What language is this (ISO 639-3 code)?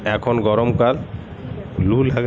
ben